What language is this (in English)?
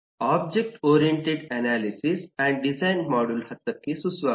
Kannada